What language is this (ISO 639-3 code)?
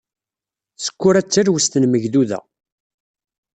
kab